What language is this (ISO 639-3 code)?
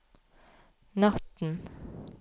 nor